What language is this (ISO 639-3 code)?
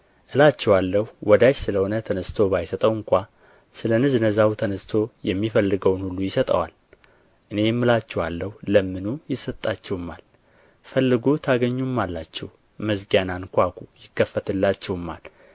amh